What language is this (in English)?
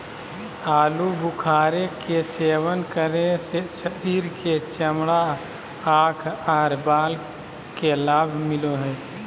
Magahi